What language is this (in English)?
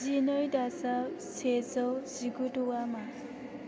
Bodo